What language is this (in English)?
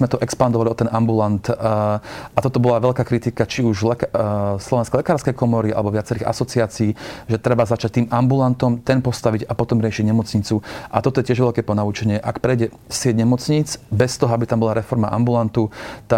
Slovak